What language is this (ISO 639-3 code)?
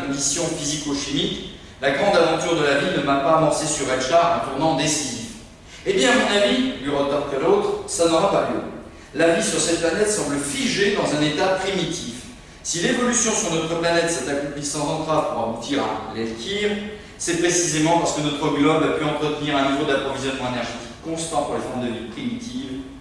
fra